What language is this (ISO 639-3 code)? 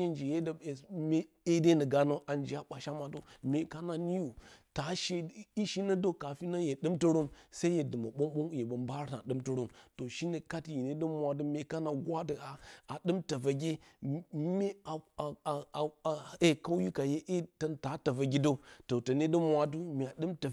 bcy